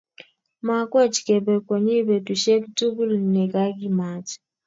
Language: Kalenjin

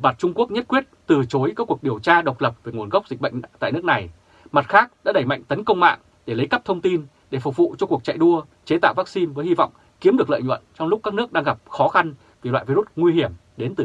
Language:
Vietnamese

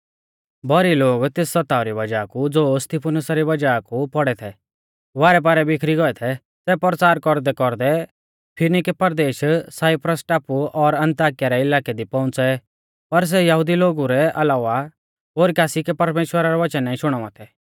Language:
Mahasu Pahari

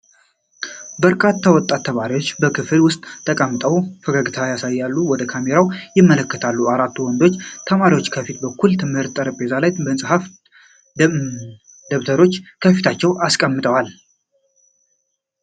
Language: Amharic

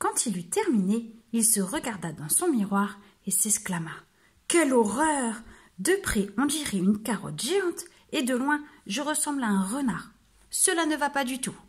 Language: French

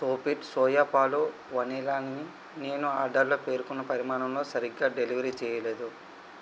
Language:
Telugu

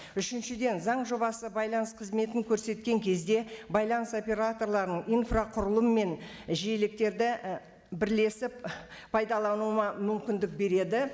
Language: Kazakh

